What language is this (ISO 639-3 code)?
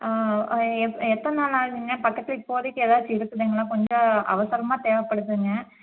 tam